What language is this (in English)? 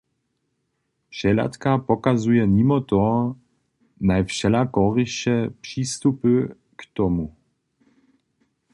Upper Sorbian